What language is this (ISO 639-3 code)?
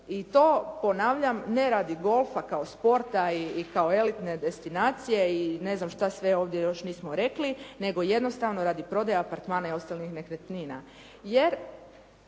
hrv